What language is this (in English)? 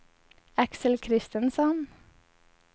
Swedish